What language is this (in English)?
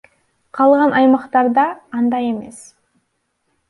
Kyrgyz